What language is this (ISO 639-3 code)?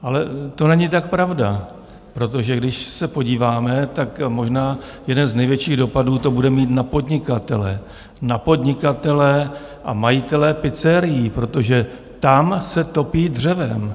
ces